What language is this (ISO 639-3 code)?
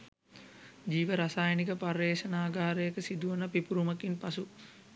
sin